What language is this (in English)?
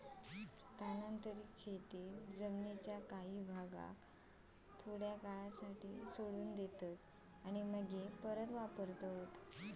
Marathi